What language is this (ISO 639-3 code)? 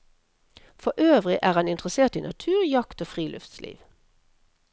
nor